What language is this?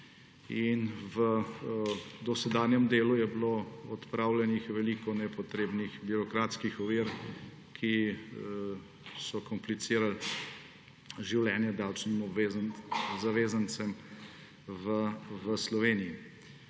Slovenian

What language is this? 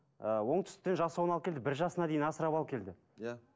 Kazakh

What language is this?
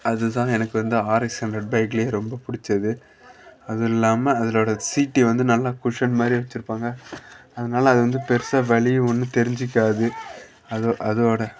Tamil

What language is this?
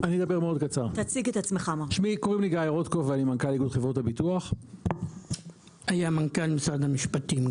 Hebrew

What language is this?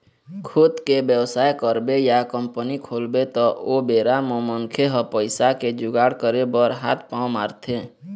Chhattisgarhi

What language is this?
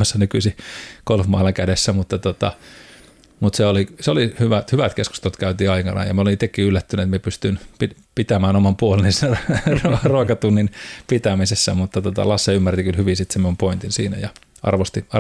Finnish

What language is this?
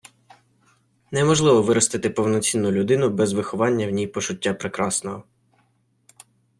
Ukrainian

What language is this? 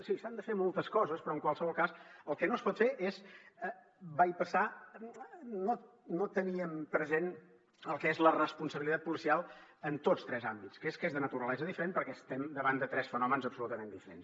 Catalan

